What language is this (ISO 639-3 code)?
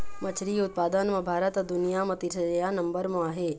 hne